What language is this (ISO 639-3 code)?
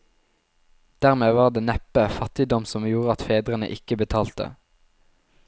nor